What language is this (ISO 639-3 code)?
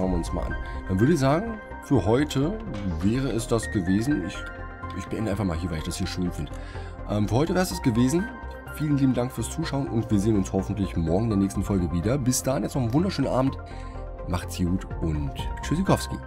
deu